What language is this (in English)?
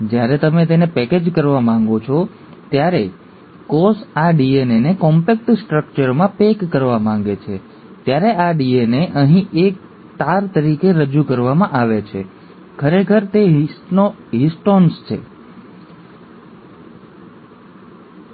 Gujarati